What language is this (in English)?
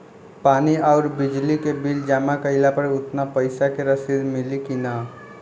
Bhojpuri